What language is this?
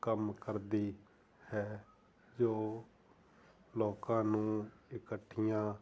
Punjabi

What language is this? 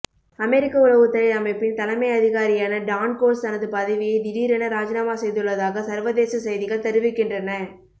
Tamil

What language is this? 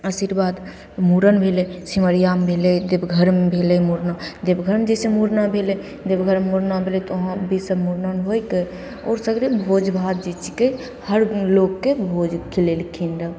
Maithili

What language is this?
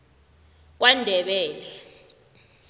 South Ndebele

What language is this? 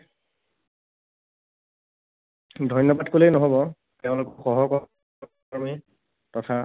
Assamese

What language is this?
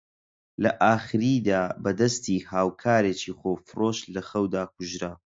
Central Kurdish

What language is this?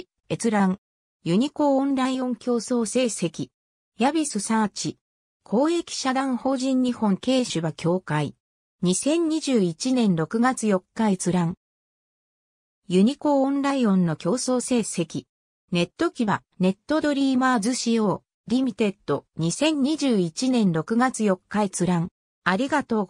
Japanese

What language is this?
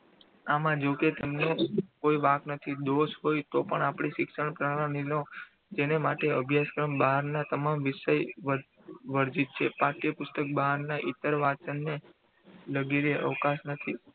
Gujarati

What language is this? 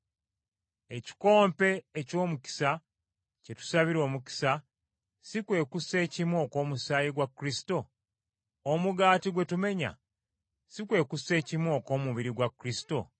Ganda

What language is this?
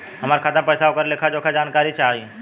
Bhojpuri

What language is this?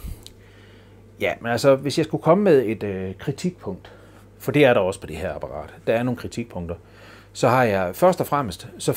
Danish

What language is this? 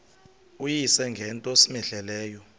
Xhosa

